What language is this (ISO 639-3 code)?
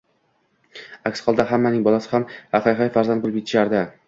uzb